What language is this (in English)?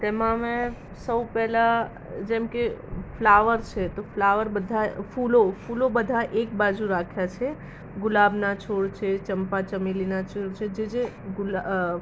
Gujarati